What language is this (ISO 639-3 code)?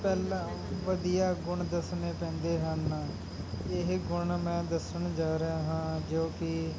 pan